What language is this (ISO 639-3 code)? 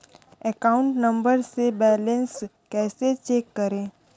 hin